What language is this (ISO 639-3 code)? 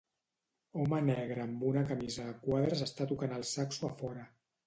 cat